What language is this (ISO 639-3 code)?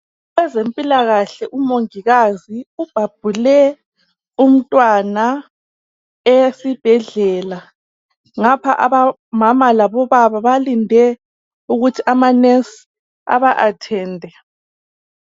nde